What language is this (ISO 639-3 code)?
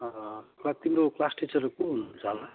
nep